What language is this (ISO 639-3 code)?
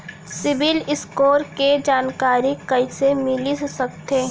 hne